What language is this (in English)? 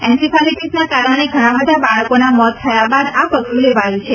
Gujarati